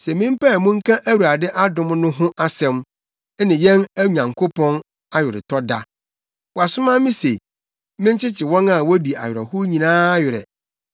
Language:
Akan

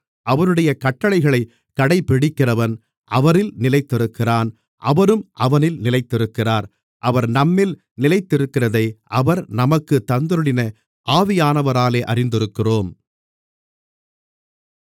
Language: Tamil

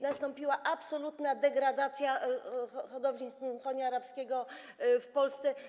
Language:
Polish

